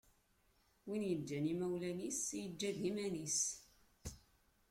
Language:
Kabyle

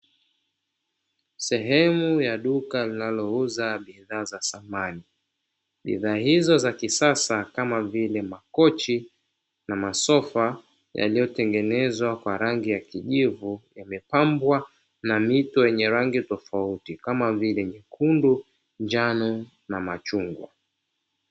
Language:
Swahili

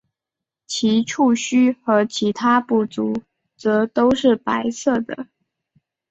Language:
Chinese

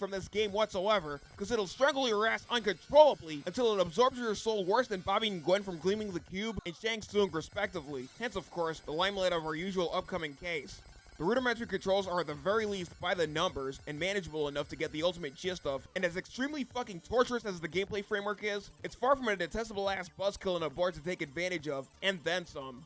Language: English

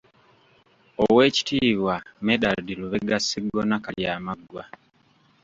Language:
Ganda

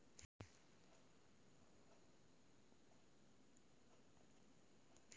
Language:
Maithili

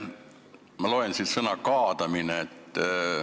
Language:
Estonian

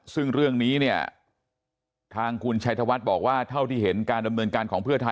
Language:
Thai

